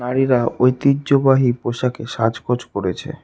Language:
Bangla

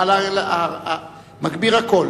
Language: Hebrew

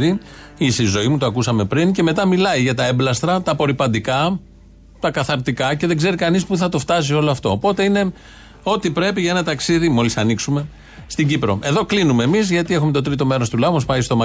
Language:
Greek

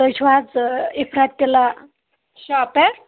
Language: Kashmiri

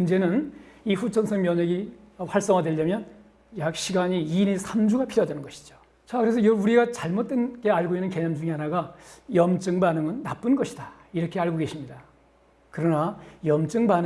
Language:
Korean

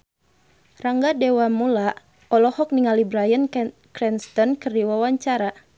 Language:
Sundanese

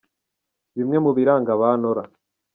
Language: Kinyarwanda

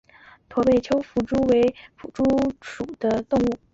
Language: Chinese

